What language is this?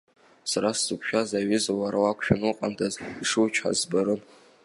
Abkhazian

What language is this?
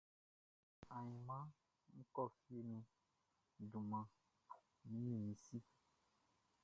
Baoulé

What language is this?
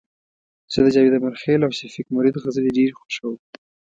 Pashto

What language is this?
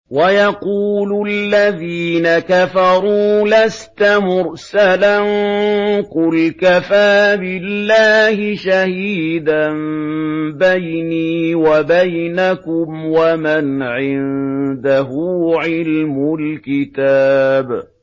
Arabic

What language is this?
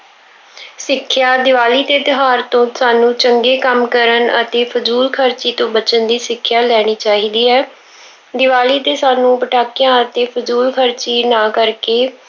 Punjabi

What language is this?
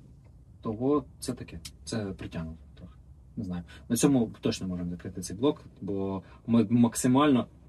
Ukrainian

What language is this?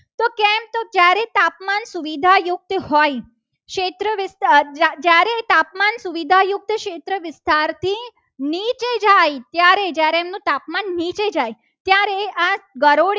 Gujarati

